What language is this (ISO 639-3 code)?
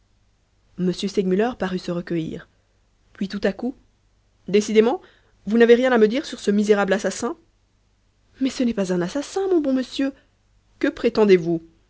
fra